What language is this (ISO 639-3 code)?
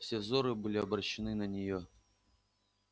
rus